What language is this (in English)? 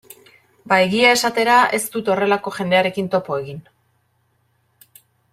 Basque